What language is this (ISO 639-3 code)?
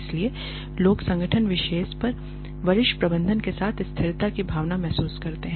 hin